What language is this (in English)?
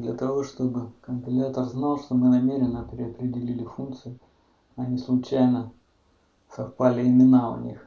Russian